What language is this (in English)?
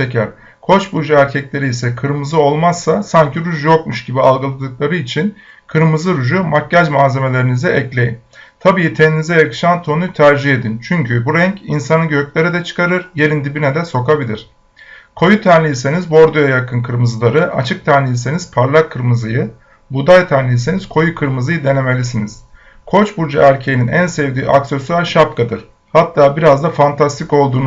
Turkish